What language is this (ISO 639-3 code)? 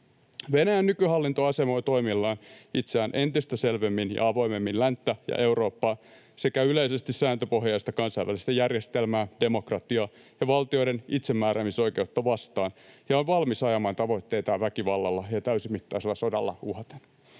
fin